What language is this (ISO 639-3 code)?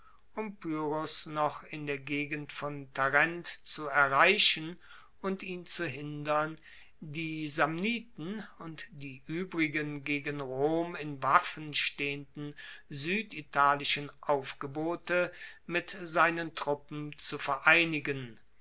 deu